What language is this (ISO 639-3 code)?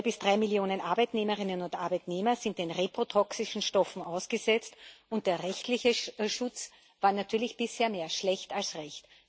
deu